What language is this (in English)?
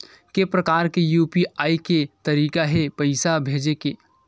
Chhattisgarhi